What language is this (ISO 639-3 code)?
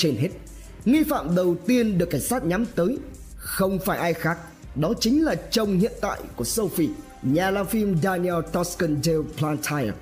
vie